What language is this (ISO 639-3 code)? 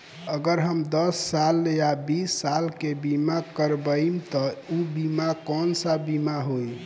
bho